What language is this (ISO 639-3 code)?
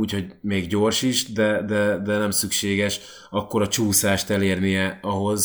hun